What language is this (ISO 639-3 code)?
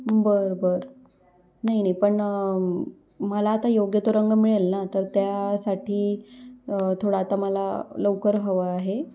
mar